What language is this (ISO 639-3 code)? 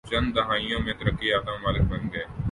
urd